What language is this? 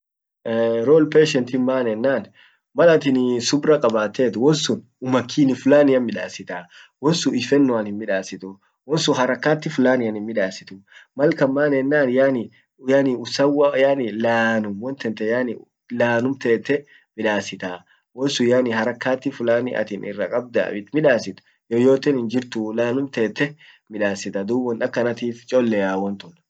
Orma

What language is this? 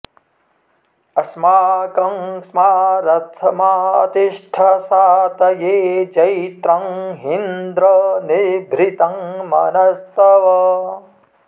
Sanskrit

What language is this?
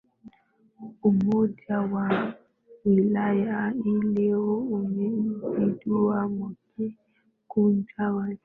Swahili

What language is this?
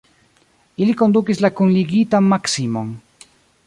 Esperanto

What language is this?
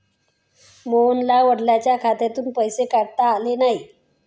Marathi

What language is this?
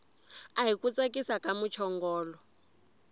Tsonga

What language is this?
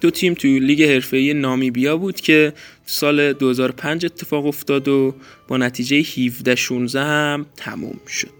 Persian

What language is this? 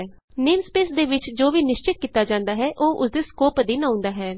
Punjabi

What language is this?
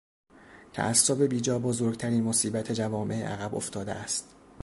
Persian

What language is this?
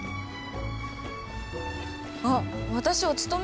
Japanese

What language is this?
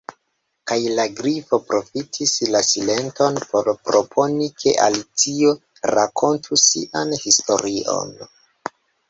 Esperanto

